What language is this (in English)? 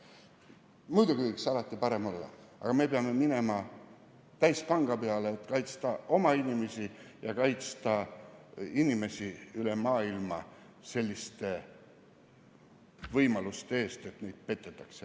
Estonian